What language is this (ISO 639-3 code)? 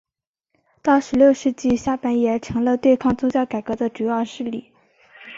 zho